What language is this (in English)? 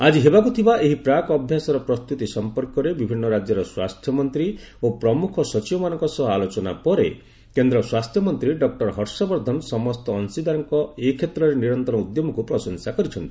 Odia